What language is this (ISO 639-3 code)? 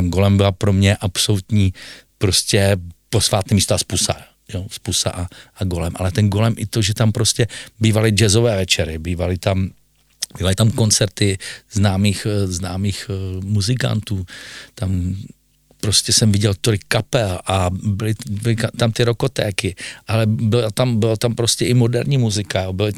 ces